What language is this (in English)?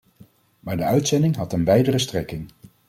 Dutch